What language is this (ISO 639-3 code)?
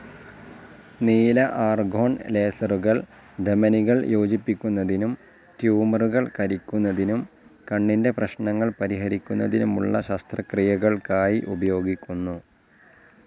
mal